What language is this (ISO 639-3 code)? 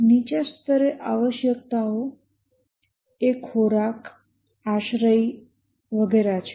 guj